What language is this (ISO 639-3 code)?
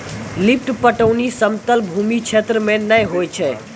mai